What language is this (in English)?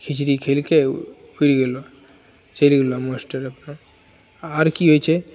Maithili